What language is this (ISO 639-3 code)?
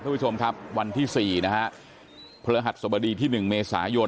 tha